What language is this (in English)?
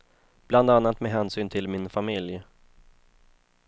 Swedish